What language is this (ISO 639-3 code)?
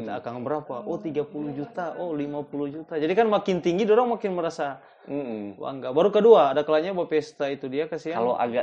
ind